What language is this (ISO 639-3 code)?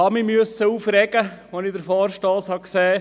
gsw